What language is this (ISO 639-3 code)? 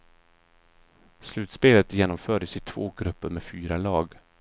swe